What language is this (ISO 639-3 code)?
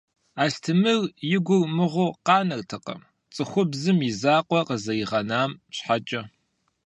kbd